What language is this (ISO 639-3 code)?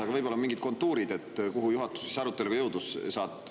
est